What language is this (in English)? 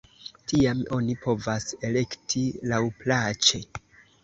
Esperanto